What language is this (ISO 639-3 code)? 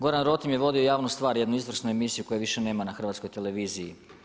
hrv